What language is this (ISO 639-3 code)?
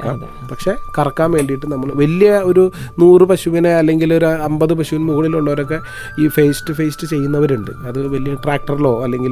mal